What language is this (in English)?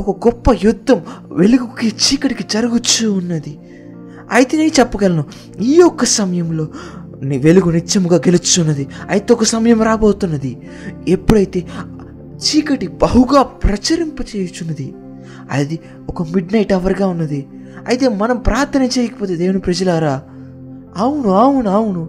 Telugu